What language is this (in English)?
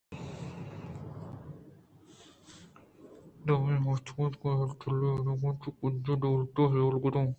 Eastern Balochi